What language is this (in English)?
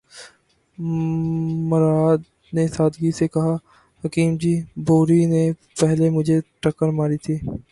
Urdu